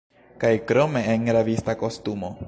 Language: Esperanto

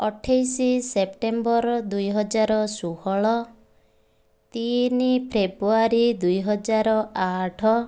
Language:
Odia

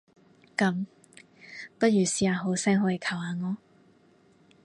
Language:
Cantonese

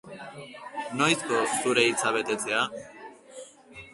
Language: Basque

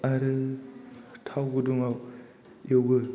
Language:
Bodo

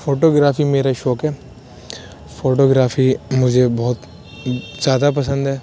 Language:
Urdu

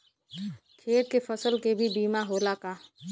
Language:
Bhojpuri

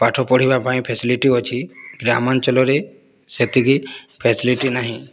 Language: Odia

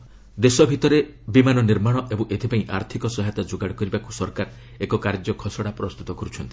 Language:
Odia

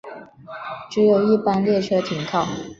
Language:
Chinese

